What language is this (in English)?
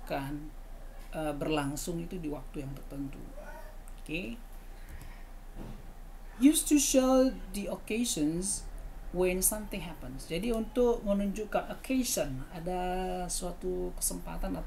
Indonesian